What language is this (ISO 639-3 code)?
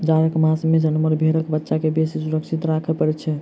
mai